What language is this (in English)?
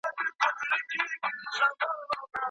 Pashto